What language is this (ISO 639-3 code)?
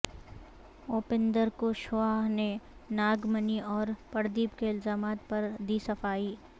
urd